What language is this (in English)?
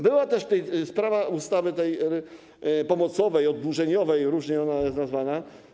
Polish